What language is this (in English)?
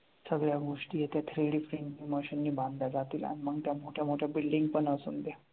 Marathi